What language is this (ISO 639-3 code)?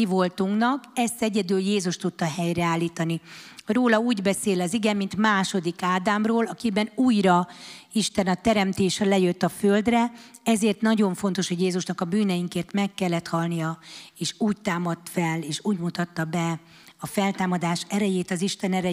hun